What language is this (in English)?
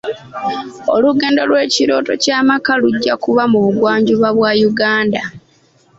Ganda